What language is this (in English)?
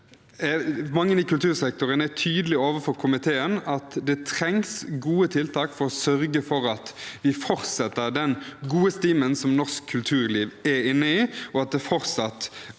Norwegian